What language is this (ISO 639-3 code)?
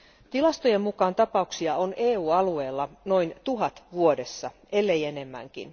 fin